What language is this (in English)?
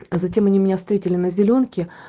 Russian